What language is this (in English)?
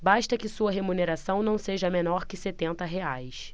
Portuguese